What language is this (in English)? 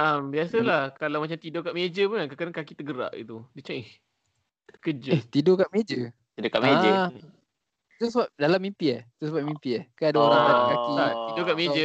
Malay